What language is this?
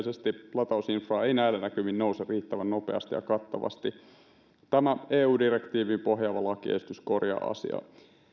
Finnish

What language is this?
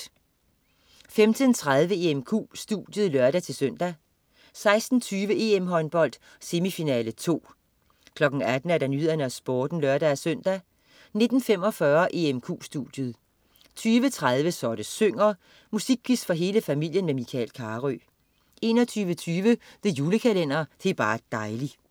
Danish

